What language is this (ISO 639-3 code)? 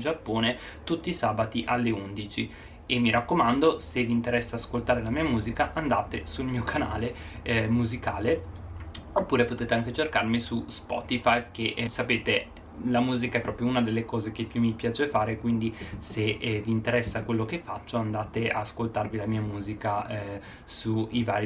ita